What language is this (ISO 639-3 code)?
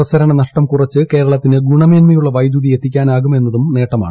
mal